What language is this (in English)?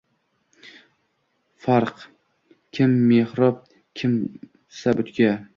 Uzbek